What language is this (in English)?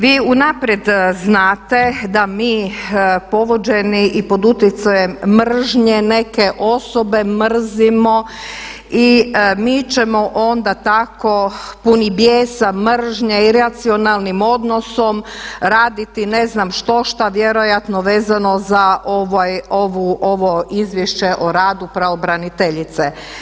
Croatian